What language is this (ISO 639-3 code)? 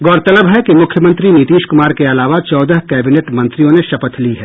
hin